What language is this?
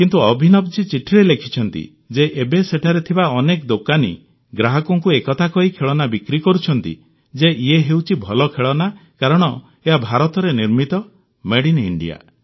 Odia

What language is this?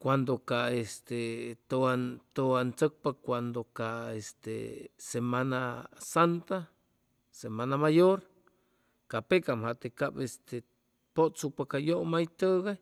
Chimalapa Zoque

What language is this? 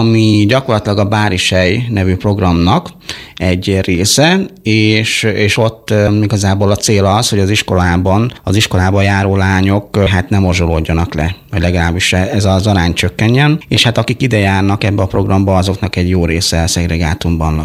Hungarian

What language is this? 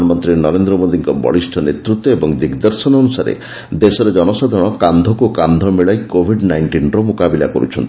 Odia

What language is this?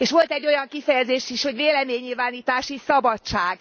Hungarian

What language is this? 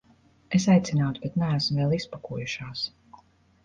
Latvian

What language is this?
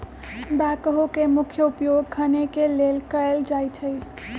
Magahi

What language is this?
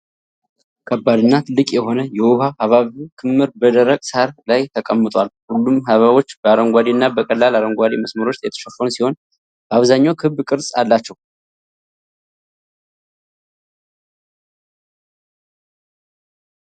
Amharic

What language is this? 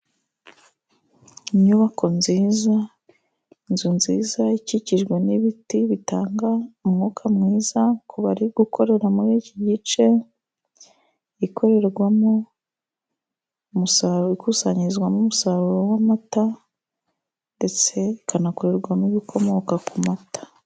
Kinyarwanda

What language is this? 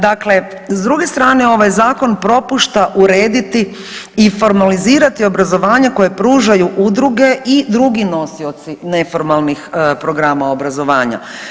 Croatian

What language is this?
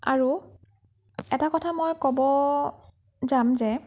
Assamese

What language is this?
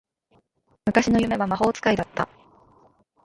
Japanese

